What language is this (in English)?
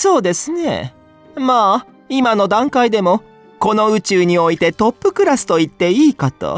Japanese